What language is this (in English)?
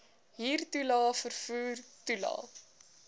Afrikaans